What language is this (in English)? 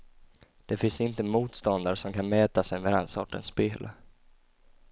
Swedish